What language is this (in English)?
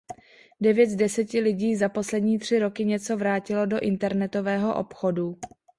Czech